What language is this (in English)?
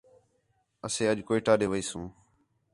Khetrani